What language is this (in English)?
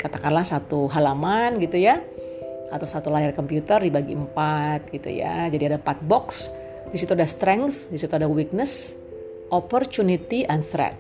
Indonesian